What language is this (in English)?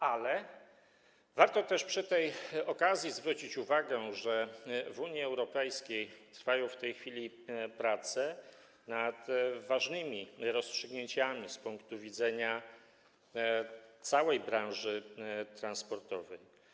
Polish